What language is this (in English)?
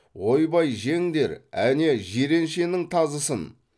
Kazakh